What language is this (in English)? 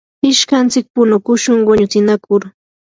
Yanahuanca Pasco Quechua